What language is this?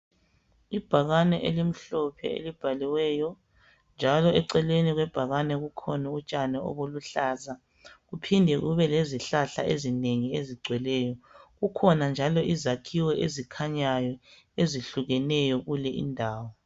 North Ndebele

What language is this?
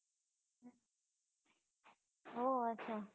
Gujarati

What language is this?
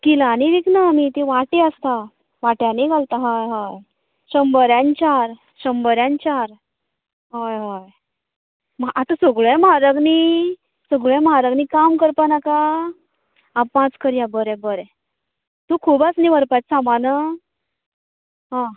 Konkani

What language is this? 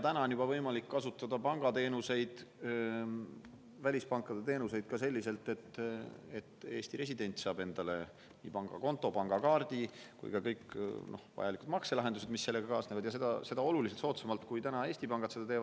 Estonian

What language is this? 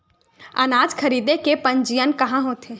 Chhattisgarhi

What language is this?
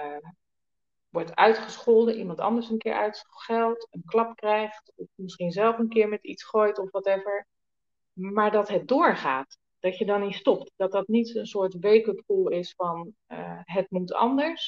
Dutch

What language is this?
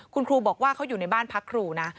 Thai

